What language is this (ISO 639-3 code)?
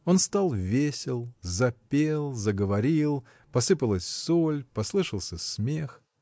rus